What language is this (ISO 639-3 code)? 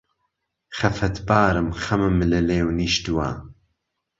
ckb